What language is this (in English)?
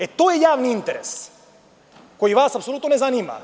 Serbian